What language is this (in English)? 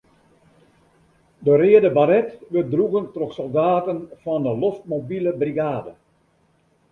Western Frisian